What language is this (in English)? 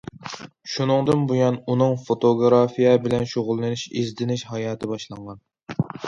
Uyghur